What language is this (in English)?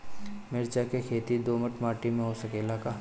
Bhojpuri